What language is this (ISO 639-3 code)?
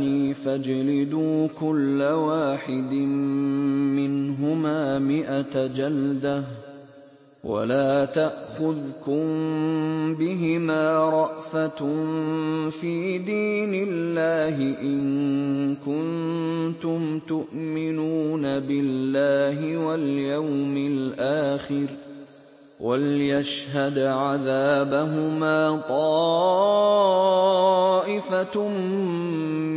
ara